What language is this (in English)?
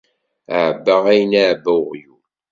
Kabyle